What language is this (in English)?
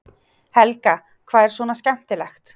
Icelandic